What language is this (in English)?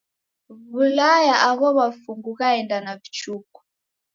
Taita